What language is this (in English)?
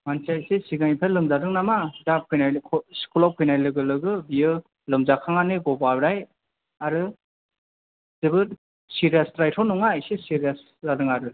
Bodo